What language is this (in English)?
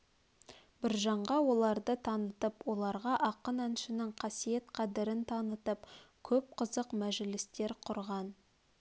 Kazakh